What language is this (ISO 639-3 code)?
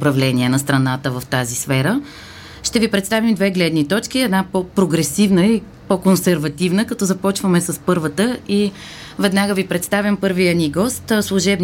bul